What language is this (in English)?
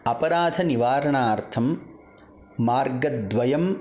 Sanskrit